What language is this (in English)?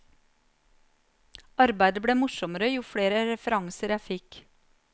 Norwegian